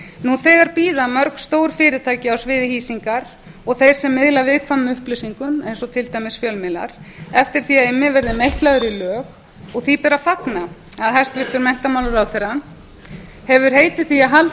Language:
Icelandic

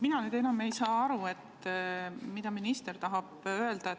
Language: Estonian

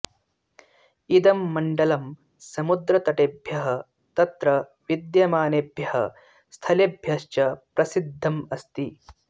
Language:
Sanskrit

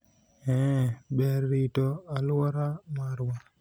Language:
Luo (Kenya and Tanzania)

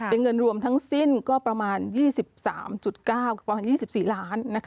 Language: Thai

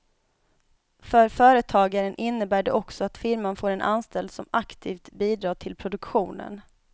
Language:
Swedish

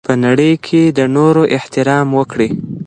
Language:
Pashto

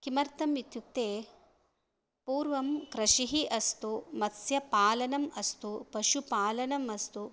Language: Sanskrit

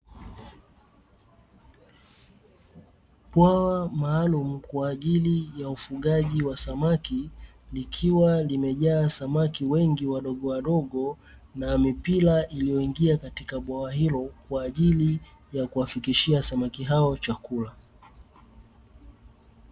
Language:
Swahili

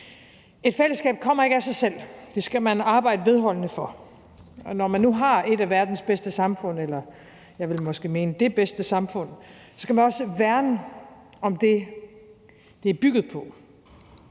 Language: Danish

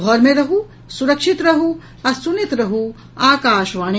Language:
Maithili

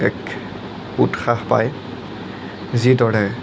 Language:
Assamese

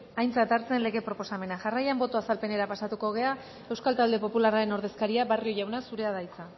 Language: Basque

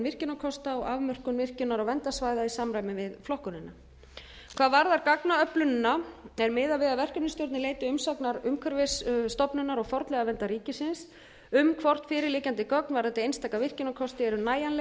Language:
Icelandic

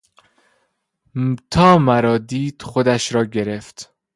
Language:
Persian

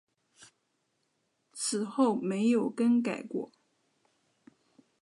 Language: Chinese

